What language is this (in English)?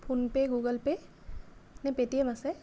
Assamese